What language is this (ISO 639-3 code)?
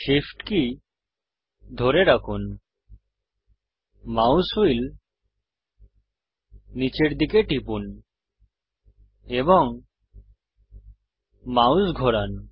ben